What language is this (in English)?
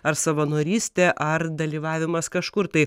Lithuanian